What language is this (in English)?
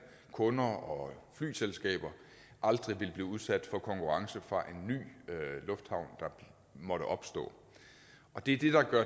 Danish